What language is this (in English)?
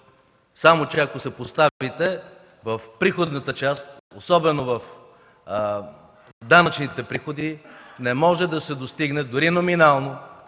Bulgarian